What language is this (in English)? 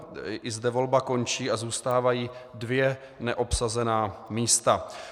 Czech